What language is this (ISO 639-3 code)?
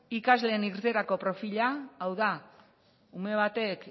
eus